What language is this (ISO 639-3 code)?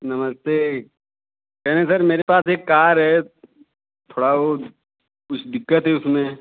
hin